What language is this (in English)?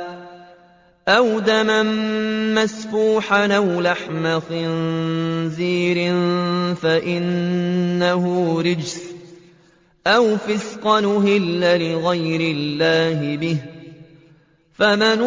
Arabic